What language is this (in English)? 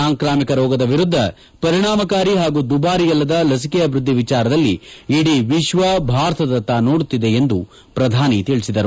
Kannada